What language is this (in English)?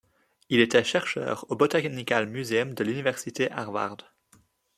French